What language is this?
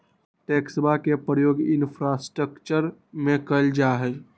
Magahi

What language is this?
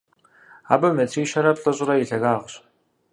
Kabardian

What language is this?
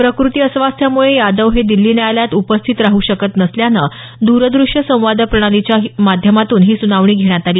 Marathi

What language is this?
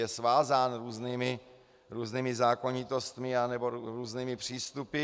Czech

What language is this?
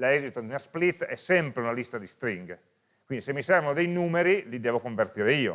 Italian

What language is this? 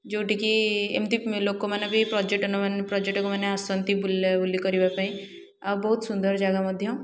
Odia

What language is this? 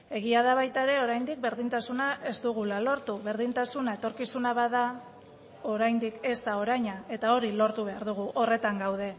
Basque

